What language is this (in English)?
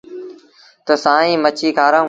Sindhi Bhil